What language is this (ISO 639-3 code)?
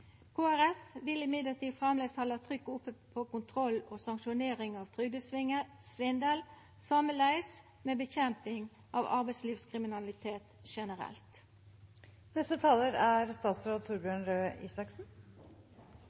nor